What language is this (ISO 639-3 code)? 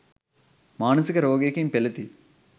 sin